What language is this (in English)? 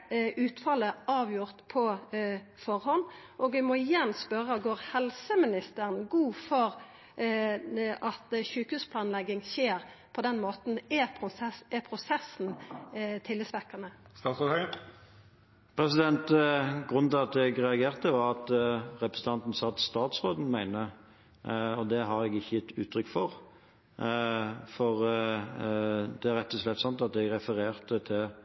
Norwegian